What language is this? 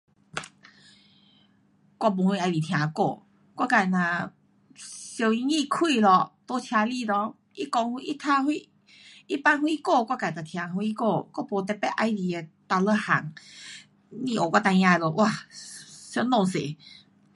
Pu-Xian Chinese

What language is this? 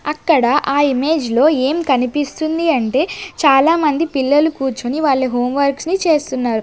Telugu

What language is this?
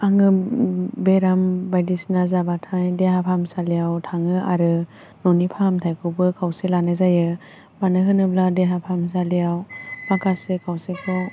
Bodo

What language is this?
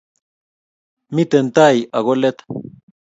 Kalenjin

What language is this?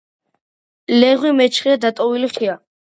Georgian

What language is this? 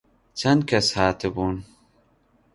Central Kurdish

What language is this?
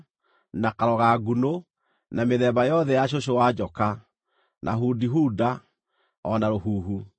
Kikuyu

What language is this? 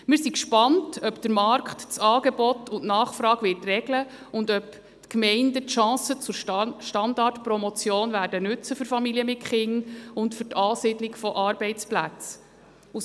Swiss German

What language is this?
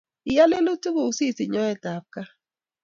Kalenjin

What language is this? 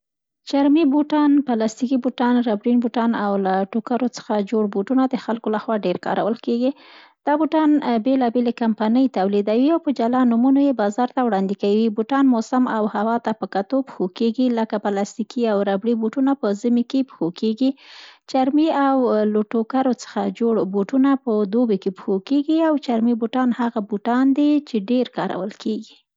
Central Pashto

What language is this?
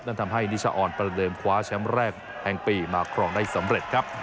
Thai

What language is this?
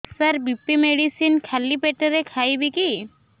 Odia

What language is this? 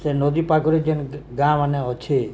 Odia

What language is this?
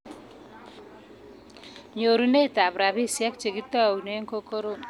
Kalenjin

